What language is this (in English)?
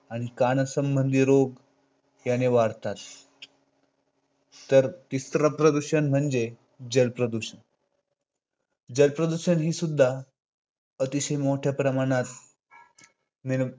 Marathi